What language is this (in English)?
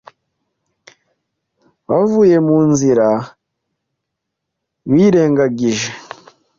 Kinyarwanda